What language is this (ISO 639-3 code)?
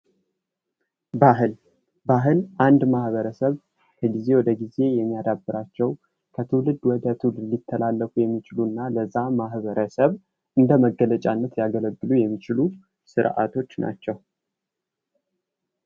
amh